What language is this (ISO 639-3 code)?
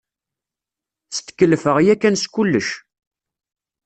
kab